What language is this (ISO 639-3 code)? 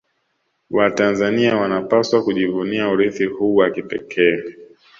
swa